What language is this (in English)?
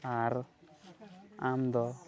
Santali